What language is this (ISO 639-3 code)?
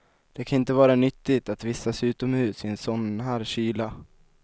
swe